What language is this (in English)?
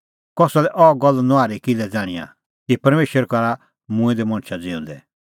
Kullu Pahari